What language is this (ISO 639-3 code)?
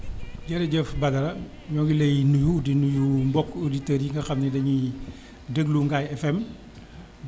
wol